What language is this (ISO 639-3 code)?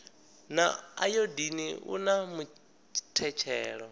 ven